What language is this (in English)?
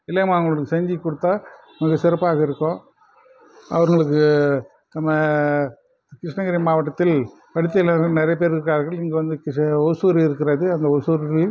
Tamil